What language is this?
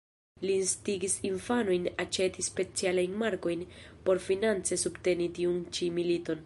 Esperanto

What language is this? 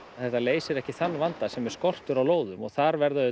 Icelandic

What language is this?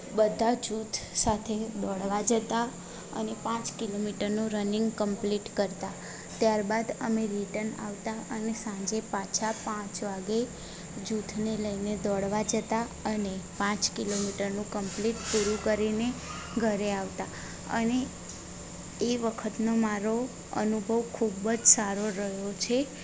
Gujarati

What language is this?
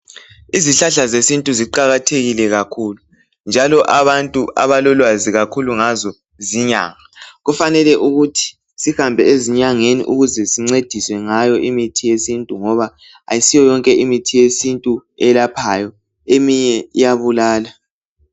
North Ndebele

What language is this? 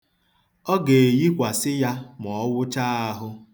Igbo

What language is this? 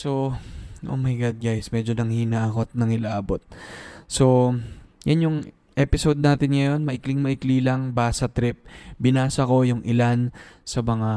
Filipino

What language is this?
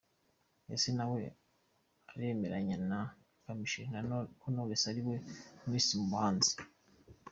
Kinyarwanda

